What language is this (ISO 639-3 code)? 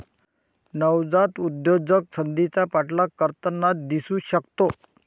mar